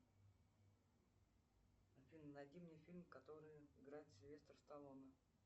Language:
Russian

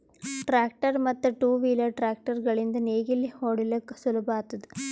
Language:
Kannada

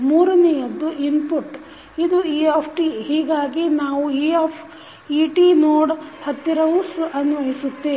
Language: Kannada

